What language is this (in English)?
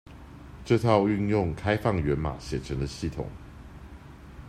Chinese